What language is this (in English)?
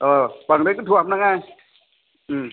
Bodo